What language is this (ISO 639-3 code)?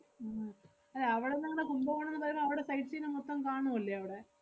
mal